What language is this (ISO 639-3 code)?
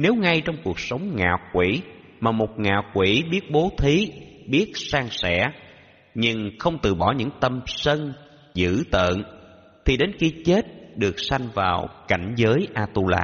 vie